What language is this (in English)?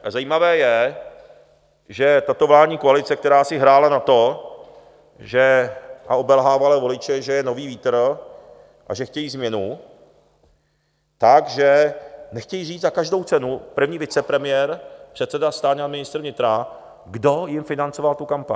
Czech